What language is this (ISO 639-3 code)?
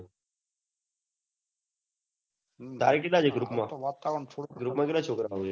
guj